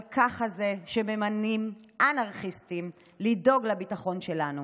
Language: Hebrew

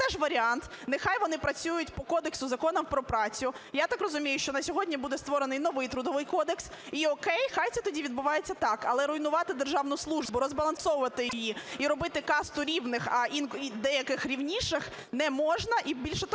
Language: Ukrainian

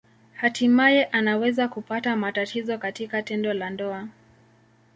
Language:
Swahili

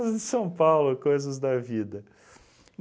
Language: Portuguese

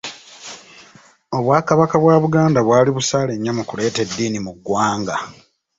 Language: Ganda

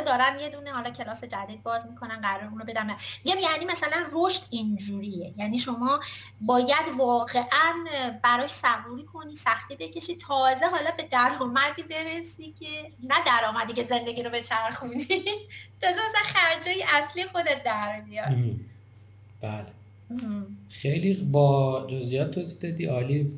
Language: Persian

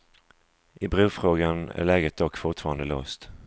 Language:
Swedish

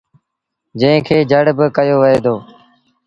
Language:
Sindhi Bhil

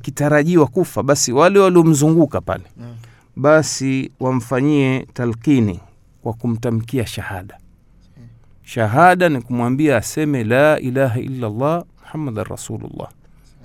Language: Swahili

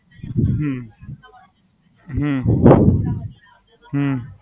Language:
Gujarati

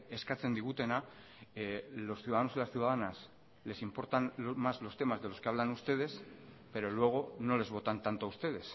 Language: Spanish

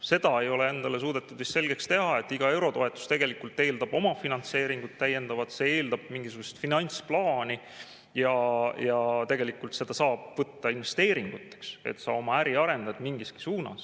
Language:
Estonian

